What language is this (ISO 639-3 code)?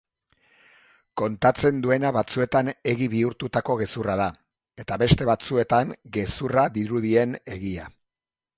eus